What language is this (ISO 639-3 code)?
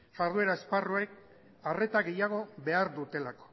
eus